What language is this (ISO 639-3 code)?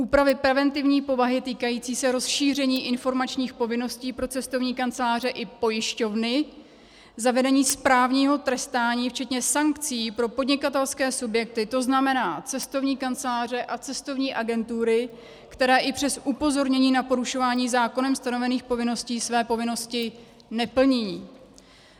ces